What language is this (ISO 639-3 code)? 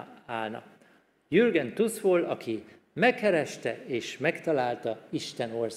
hun